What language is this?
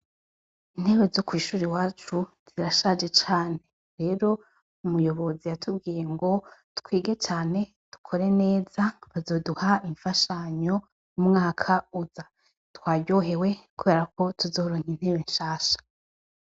Rundi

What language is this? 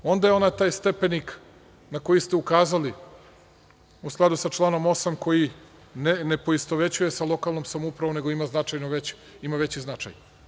Serbian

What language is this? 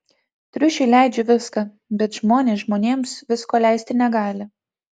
Lithuanian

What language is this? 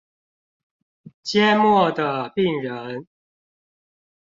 Chinese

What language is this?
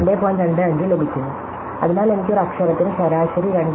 Malayalam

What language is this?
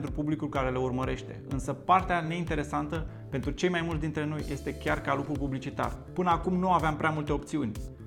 Romanian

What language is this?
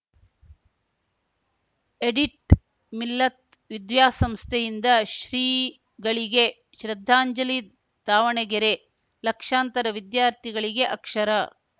Kannada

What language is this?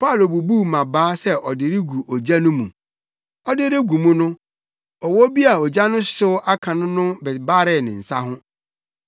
Akan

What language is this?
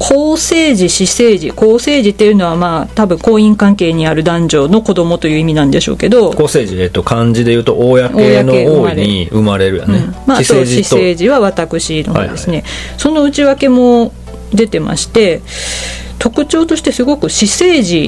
Japanese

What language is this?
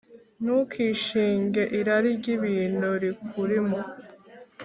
Kinyarwanda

